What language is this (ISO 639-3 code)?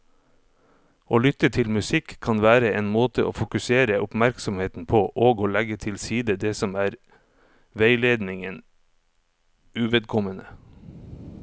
nor